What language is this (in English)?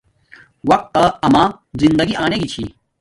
Domaaki